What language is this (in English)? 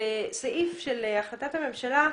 Hebrew